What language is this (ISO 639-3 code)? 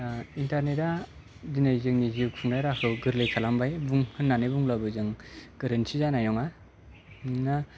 brx